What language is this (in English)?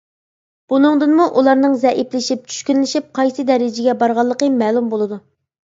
Uyghur